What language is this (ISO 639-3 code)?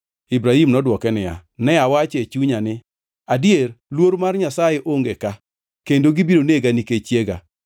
luo